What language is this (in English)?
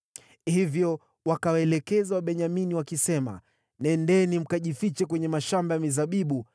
Swahili